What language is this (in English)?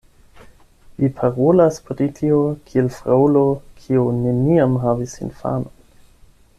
Esperanto